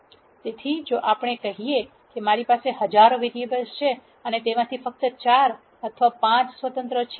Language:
Gujarati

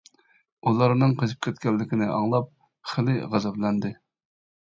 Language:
Uyghur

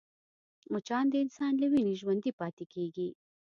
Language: Pashto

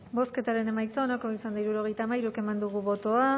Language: Basque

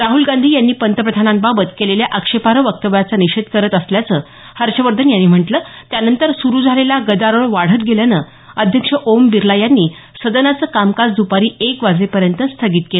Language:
Marathi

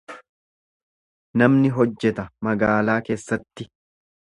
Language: Oromo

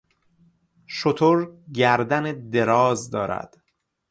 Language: Persian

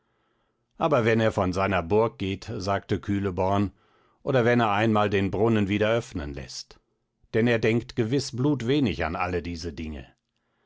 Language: German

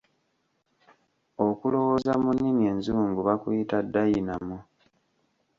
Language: Ganda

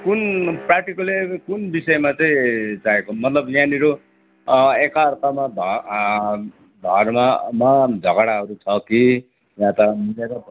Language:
Nepali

